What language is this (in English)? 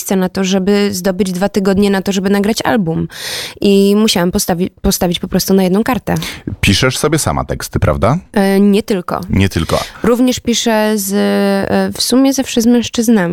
Polish